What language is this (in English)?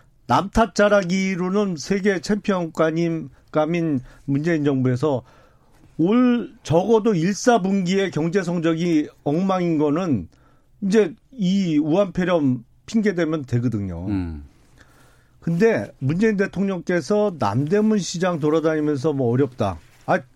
Korean